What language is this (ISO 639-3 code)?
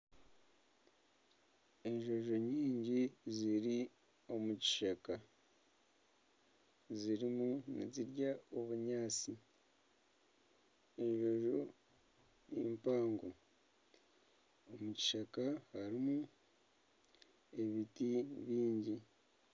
nyn